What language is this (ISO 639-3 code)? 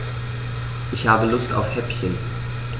deu